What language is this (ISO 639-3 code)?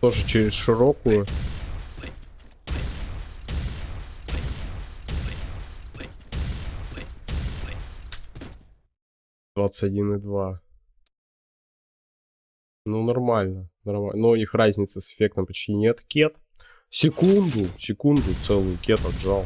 rus